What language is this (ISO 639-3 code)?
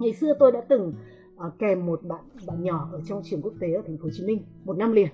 vie